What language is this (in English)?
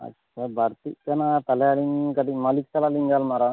Santali